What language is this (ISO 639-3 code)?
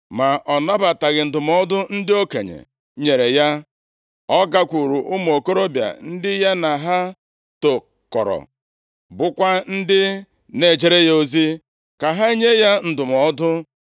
ibo